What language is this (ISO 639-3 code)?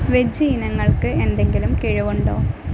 mal